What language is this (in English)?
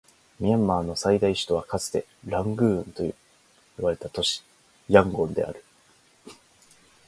Japanese